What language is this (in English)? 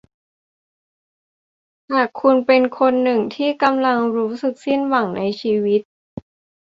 Thai